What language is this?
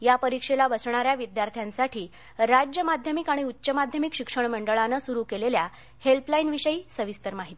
Marathi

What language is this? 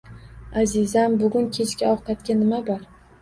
Uzbek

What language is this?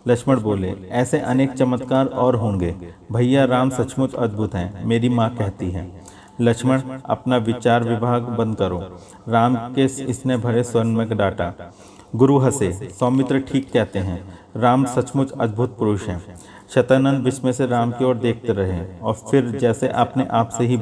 Hindi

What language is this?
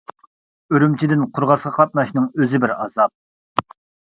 Uyghur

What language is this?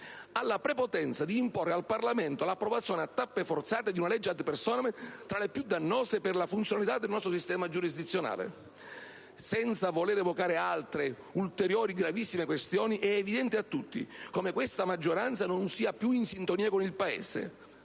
Italian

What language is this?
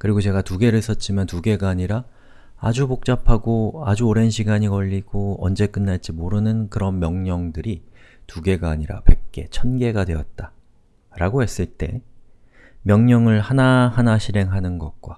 Korean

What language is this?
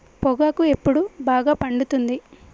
Telugu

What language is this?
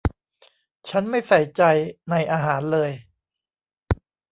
Thai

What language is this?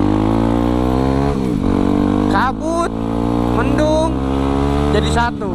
Indonesian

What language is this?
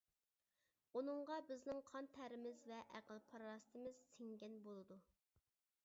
Uyghur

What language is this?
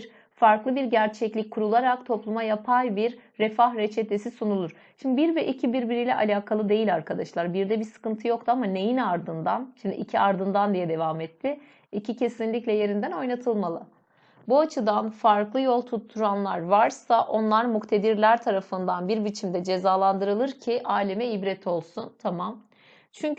Turkish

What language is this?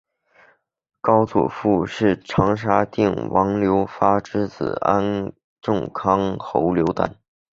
Chinese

